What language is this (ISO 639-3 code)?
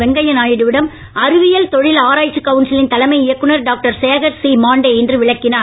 tam